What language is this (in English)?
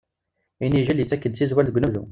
Kabyle